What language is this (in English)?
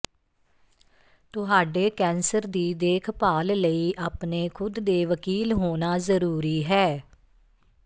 Punjabi